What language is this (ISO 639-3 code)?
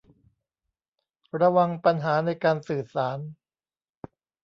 tha